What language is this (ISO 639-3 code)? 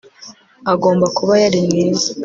kin